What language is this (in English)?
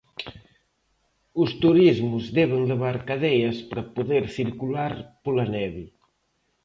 Galician